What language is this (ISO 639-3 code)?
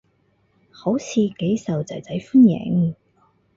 yue